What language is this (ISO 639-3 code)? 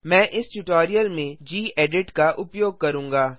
hin